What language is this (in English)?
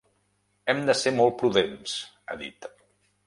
Catalan